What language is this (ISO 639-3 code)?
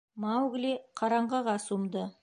bak